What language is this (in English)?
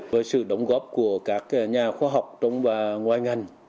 Vietnamese